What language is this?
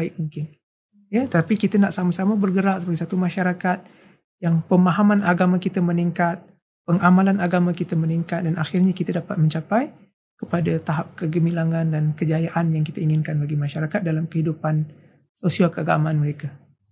Malay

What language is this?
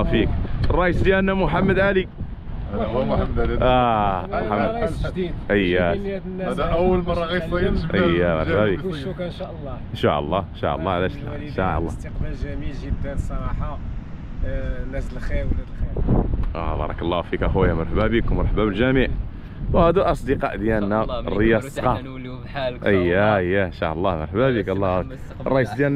Arabic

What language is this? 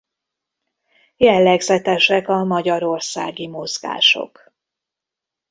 Hungarian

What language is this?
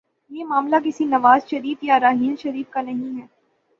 Urdu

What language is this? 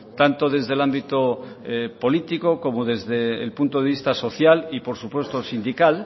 Spanish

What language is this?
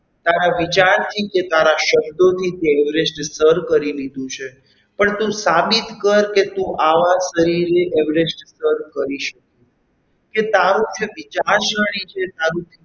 Gujarati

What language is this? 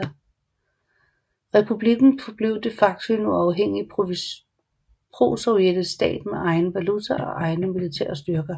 Danish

